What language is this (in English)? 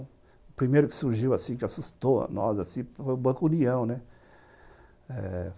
Portuguese